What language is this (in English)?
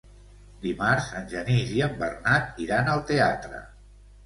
Catalan